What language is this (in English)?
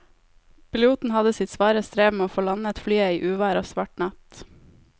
Norwegian